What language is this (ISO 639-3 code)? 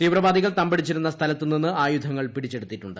mal